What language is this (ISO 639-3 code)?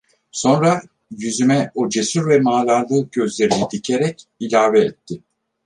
tur